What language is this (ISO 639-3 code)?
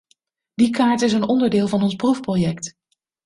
nld